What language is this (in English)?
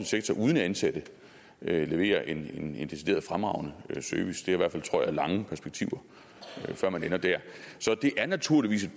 Danish